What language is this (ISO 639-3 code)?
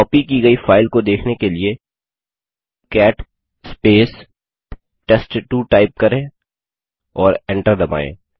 hin